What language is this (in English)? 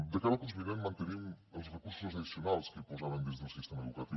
Catalan